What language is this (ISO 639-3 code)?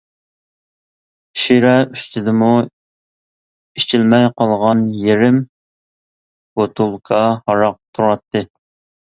uig